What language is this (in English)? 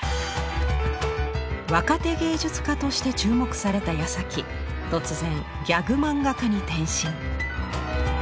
Japanese